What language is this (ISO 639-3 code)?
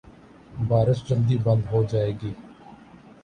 urd